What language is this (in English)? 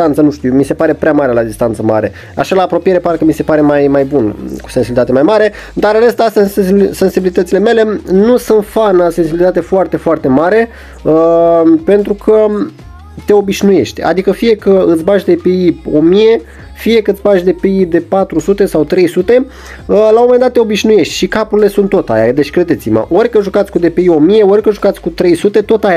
Romanian